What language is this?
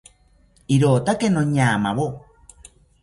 South Ucayali Ashéninka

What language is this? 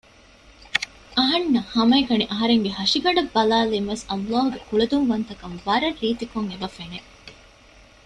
Divehi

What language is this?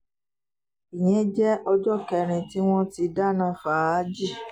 Yoruba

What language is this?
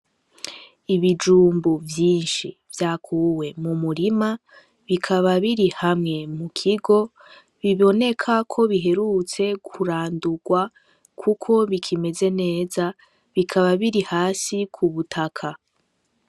Rundi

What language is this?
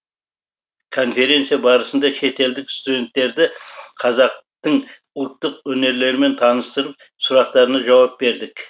Kazakh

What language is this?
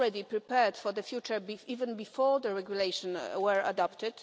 English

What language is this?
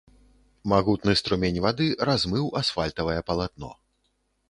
Belarusian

